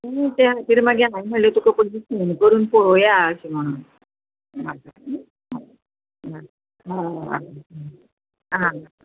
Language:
Konkani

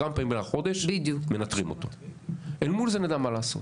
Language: Hebrew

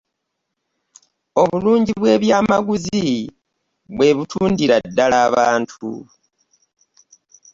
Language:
Ganda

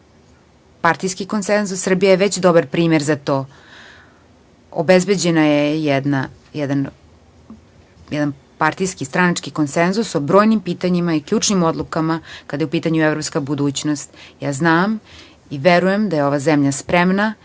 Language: Serbian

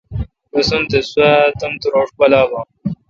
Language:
Kalkoti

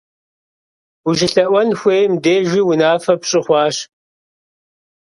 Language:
Kabardian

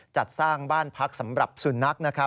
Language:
Thai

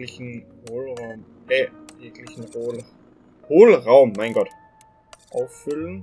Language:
German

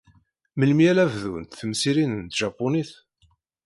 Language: Kabyle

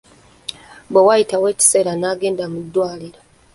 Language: Ganda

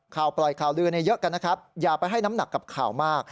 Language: Thai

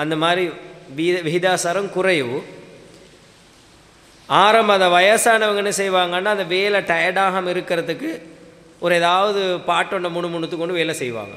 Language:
Arabic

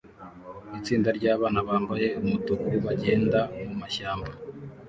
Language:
Kinyarwanda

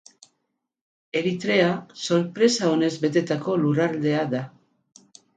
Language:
Basque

